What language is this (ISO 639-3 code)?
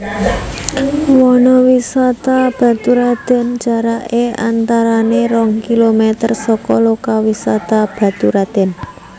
jav